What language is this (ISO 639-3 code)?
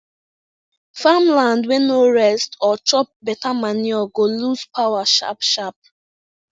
pcm